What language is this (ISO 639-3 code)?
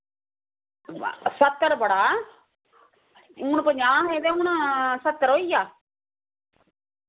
doi